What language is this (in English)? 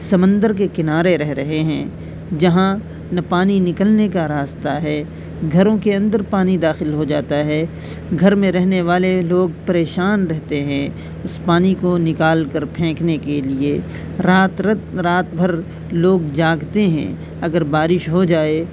Urdu